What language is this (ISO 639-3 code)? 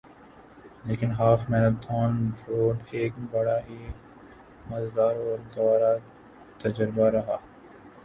urd